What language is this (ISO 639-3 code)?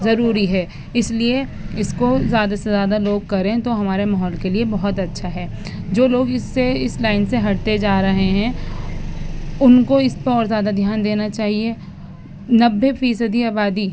urd